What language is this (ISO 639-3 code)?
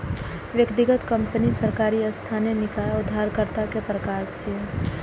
mai